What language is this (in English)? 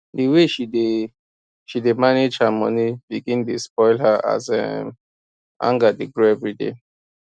Nigerian Pidgin